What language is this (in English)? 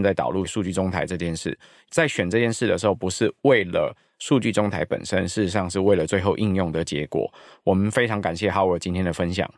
Chinese